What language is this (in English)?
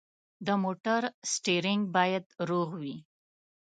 Pashto